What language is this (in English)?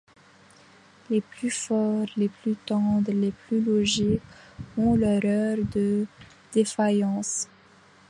French